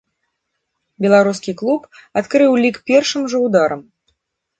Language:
Belarusian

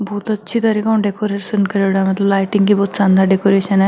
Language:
Marwari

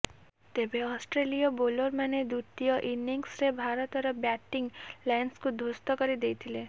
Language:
Odia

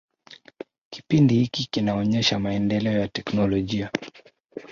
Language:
Swahili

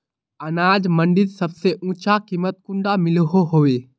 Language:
Magahi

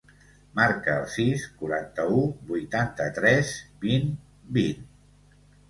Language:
Catalan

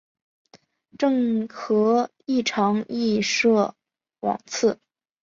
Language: Chinese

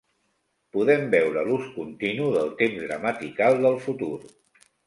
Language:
Catalan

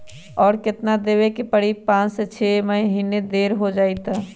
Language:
Magahi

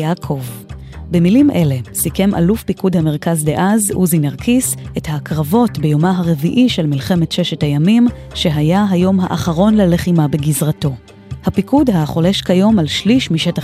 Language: Hebrew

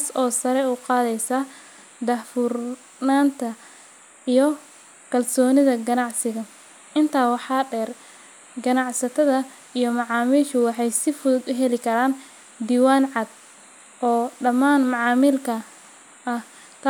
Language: Somali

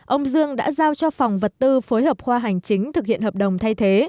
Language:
Vietnamese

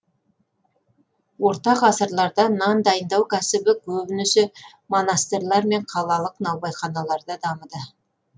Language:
Kazakh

